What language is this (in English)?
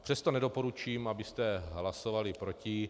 Czech